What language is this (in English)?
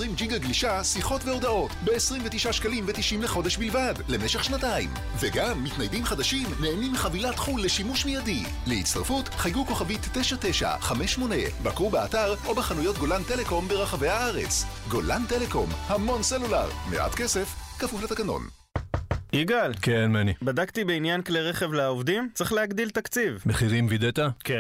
Hebrew